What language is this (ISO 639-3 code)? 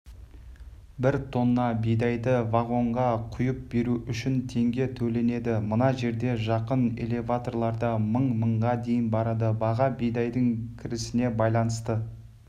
kaz